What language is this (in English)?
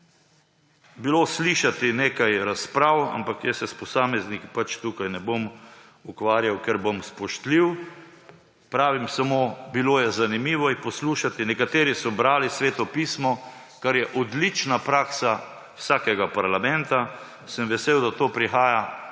Slovenian